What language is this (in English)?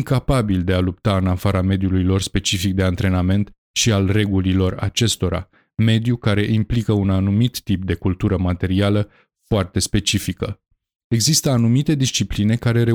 Romanian